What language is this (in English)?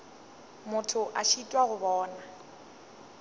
Northern Sotho